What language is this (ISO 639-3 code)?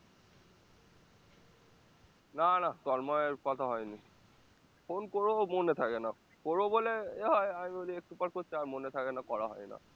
ben